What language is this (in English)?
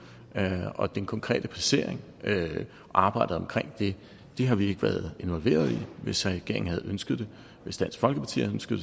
Danish